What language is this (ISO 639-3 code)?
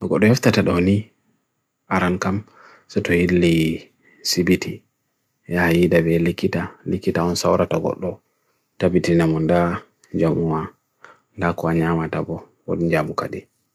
fui